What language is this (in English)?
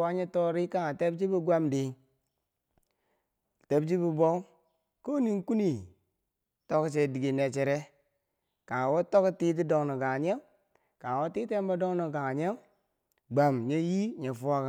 Bangwinji